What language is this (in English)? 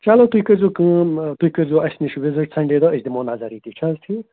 Kashmiri